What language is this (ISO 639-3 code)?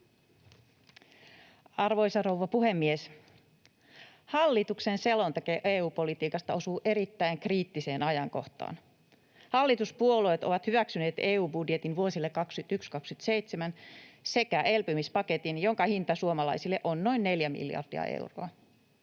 fin